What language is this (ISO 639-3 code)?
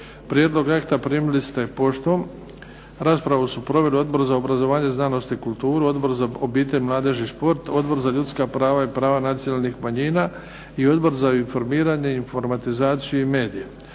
hrv